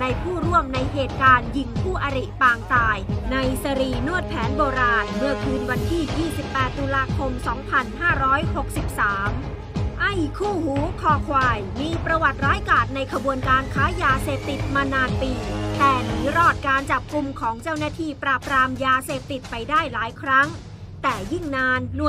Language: Thai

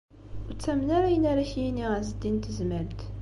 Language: Kabyle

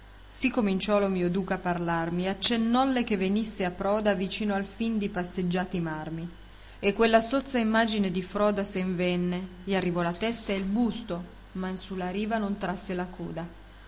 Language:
Italian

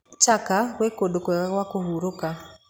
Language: Kikuyu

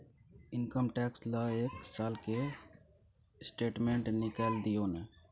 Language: Maithili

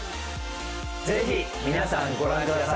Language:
Japanese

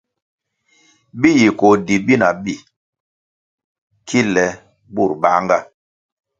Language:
Kwasio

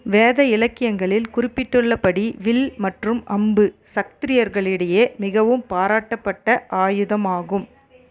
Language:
Tamil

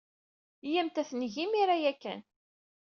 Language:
Kabyle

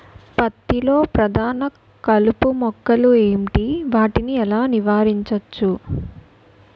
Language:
Telugu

